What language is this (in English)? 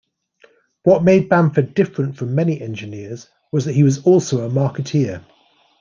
English